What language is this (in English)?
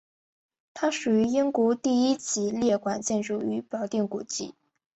Chinese